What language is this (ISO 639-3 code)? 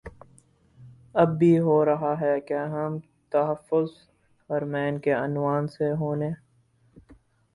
urd